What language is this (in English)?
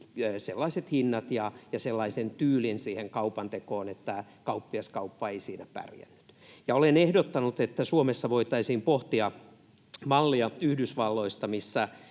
Finnish